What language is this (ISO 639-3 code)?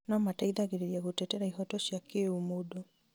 kik